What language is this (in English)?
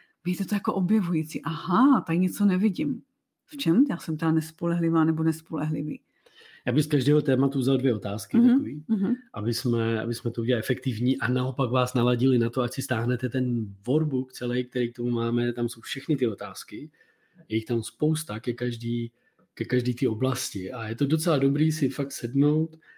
Czech